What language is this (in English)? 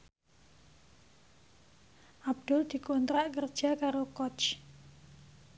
Javanese